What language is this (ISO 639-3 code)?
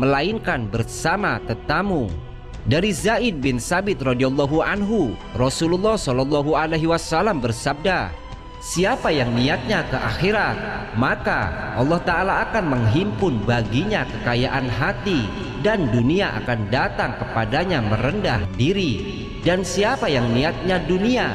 ind